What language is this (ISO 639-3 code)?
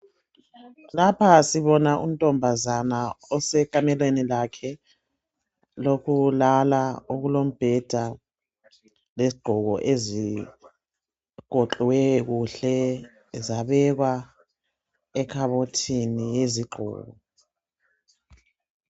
nde